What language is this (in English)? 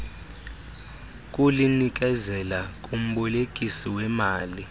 Xhosa